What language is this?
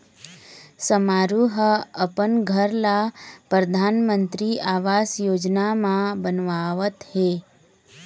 Chhattisgarhi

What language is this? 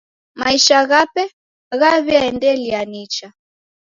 Taita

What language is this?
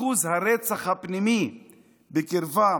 Hebrew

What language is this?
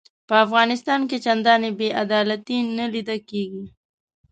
Pashto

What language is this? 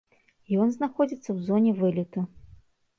Belarusian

